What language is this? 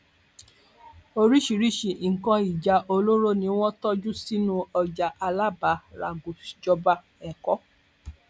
Yoruba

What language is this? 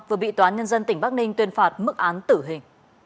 Vietnamese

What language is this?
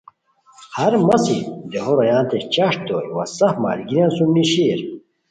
Khowar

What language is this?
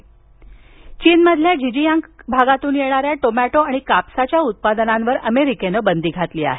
Marathi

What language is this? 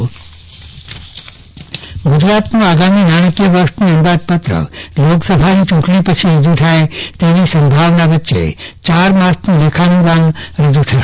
Gujarati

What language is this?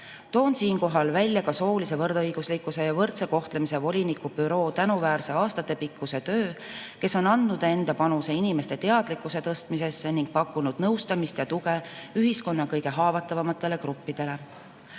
Estonian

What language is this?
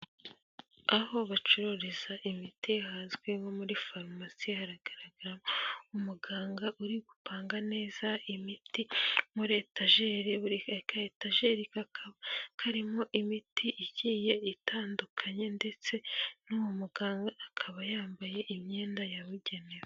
Kinyarwanda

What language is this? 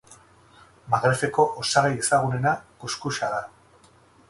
Basque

